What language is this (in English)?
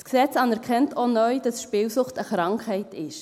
Swiss German